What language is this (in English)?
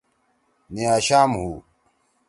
Torwali